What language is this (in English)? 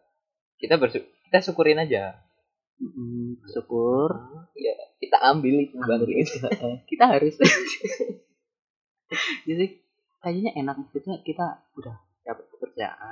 Indonesian